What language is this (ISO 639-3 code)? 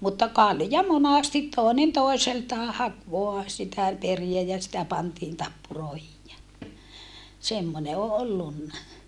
fin